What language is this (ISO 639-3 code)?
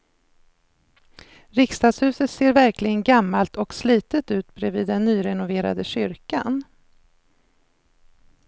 swe